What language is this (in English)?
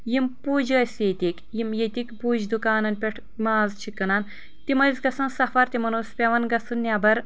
Kashmiri